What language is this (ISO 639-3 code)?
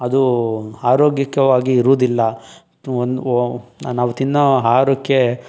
kan